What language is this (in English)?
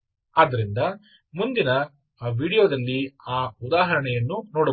Kannada